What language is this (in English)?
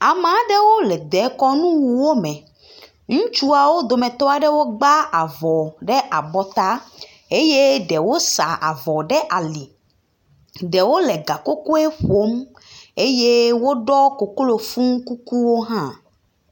Ewe